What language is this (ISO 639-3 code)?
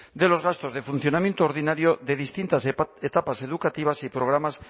spa